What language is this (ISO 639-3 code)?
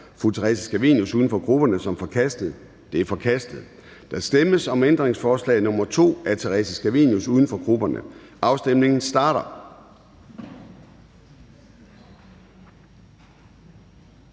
dan